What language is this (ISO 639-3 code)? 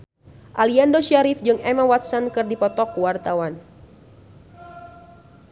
sun